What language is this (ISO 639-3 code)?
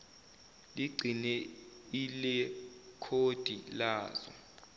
zul